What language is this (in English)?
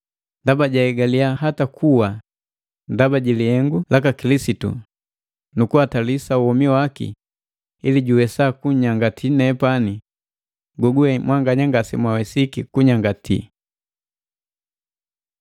Matengo